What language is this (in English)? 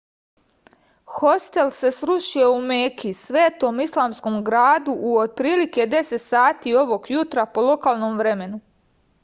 Serbian